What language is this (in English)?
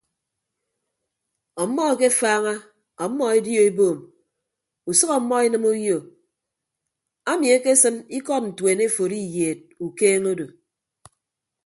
Ibibio